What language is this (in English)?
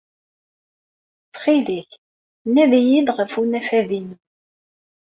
Kabyle